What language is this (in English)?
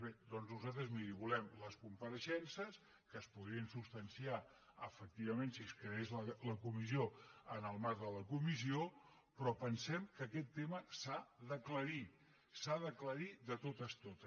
Catalan